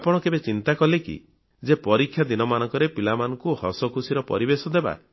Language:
Odia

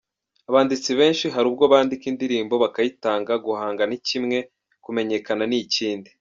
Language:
Kinyarwanda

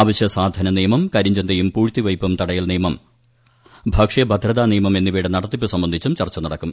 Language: Malayalam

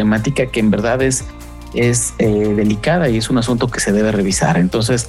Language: Spanish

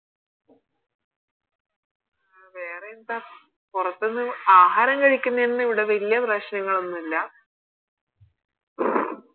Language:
Malayalam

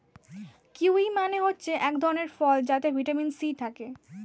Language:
Bangla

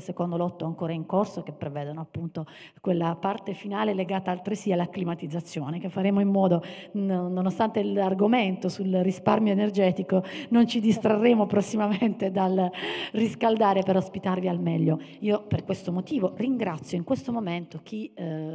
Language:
Italian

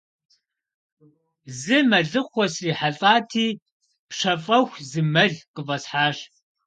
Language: Kabardian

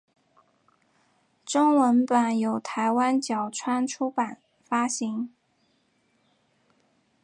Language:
Chinese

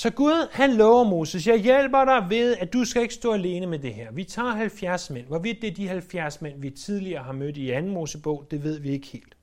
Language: Danish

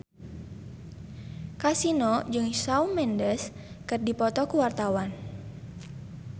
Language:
Sundanese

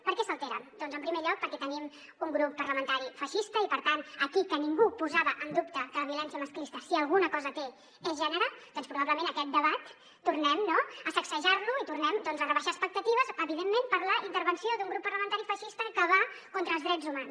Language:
Catalan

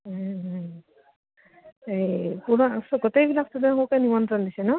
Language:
Assamese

